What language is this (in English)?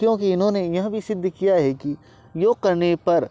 Hindi